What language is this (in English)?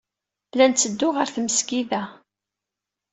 Kabyle